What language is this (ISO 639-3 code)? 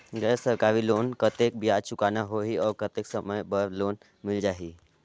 hne